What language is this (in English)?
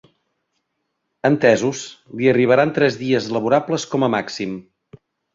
Catalan